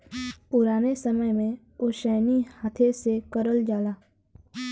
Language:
Bhojpuri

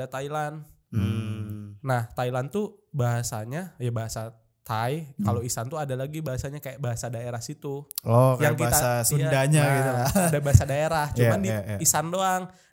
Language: Indonesian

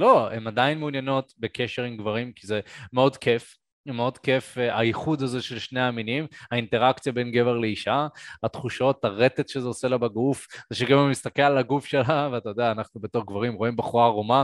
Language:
Hebrew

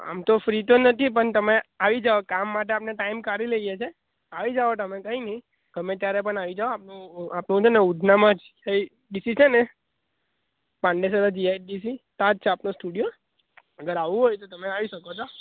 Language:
Gujarati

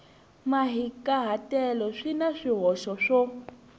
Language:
Tsonga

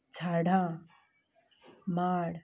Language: Konkani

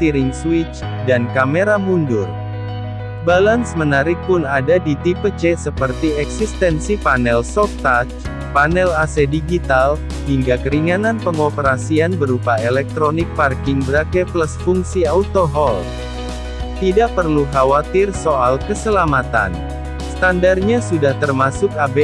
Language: Indonesian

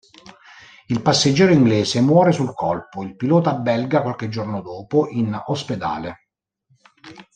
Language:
Italian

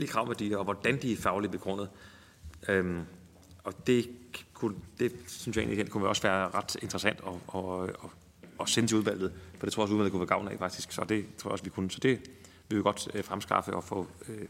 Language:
Danish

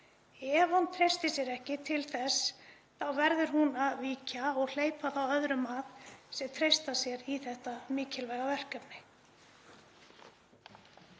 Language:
Icelandic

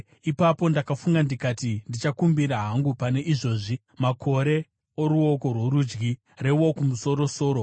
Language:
Shona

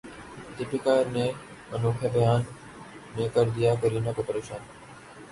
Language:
Urdu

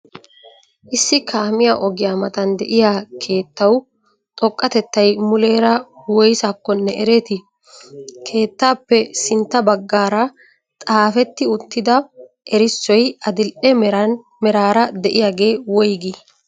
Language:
Wolaytta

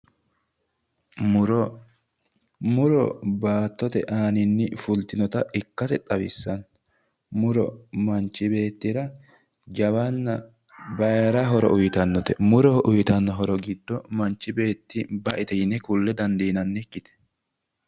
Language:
Sidamo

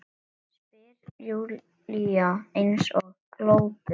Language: Icelandic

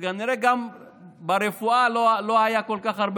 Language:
Hebrew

